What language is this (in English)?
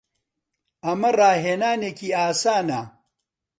Central Kurdish